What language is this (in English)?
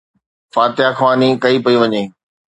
Sindhi